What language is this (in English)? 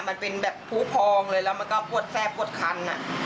Thai